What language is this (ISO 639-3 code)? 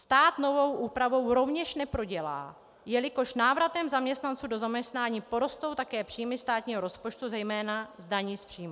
ces